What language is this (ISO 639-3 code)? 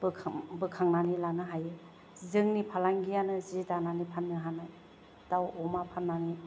brx